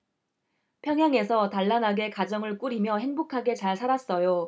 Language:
Korean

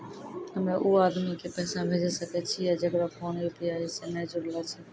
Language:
Maithili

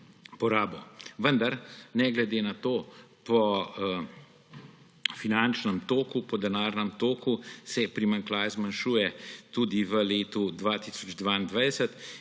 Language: Slovenian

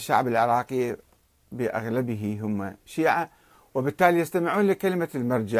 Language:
Arabic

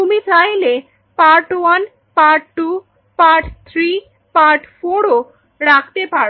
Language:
Bangla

